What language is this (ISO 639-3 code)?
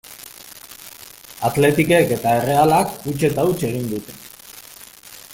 eus